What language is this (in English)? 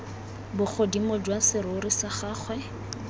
Tswana